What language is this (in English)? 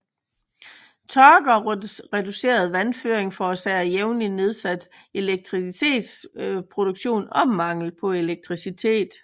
Danish